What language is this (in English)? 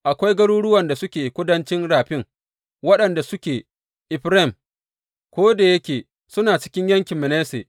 Hausa